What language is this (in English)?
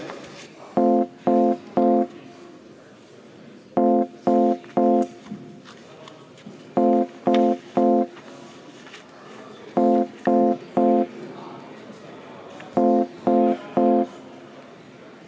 Estonian